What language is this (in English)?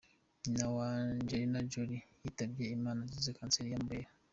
Kinyarwanda